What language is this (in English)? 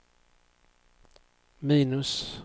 Swedish